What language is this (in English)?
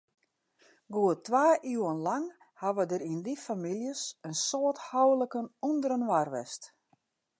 Western Frisian